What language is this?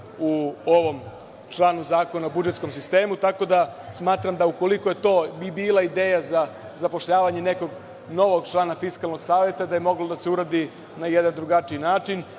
Serbian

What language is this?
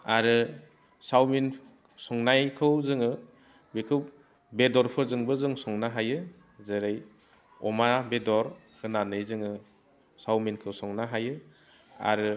Bodo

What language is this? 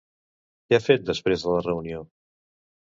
Catalan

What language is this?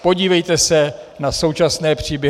Czech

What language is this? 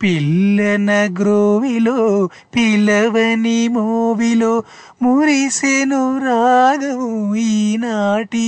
Telugu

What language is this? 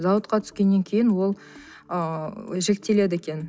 Kazakh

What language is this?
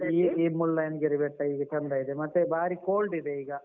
Kannada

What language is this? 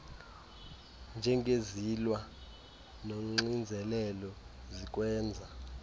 Xhosa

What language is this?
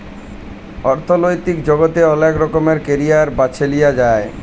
Bangla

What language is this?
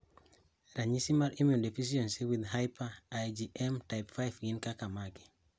Luo (Kenya and Tanzania)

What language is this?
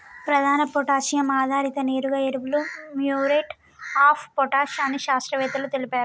Telugu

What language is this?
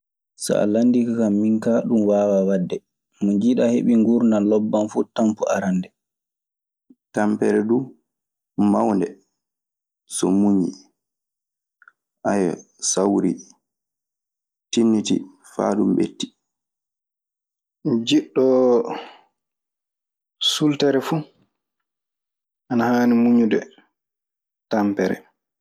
Maasina Fulfulde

